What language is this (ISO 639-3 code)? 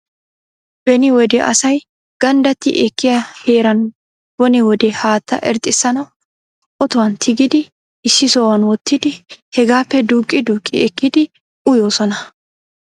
wal